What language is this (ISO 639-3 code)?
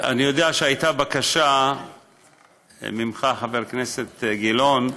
heb